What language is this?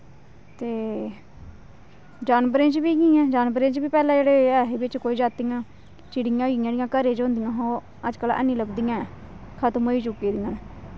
Dogri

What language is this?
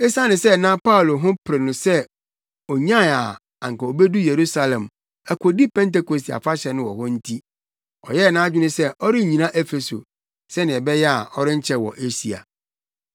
Akan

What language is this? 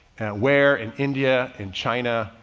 English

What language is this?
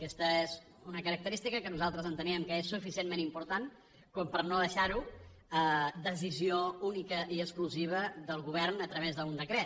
Catalan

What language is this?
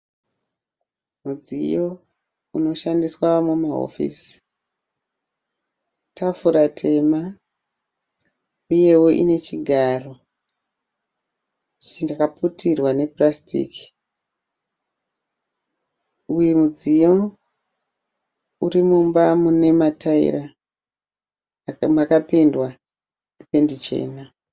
Shona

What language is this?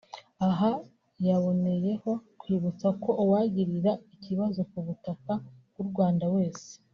Kinyarwanda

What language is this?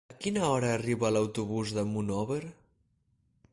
Catalan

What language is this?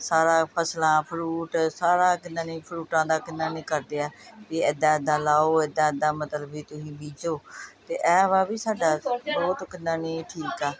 Punjabi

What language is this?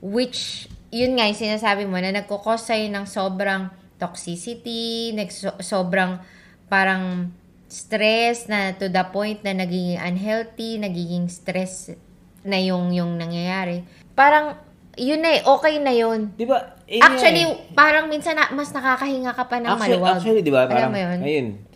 Filipino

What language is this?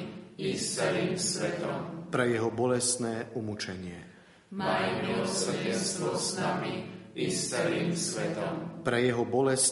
Slovak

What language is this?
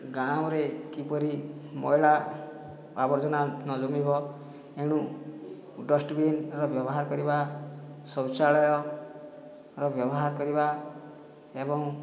Odia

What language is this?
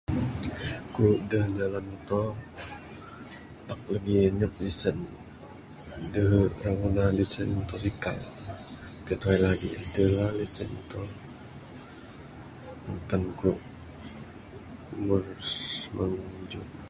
Bukar-Sadung Bidayuh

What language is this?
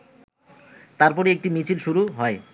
Bangla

